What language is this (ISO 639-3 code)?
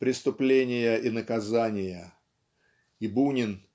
rus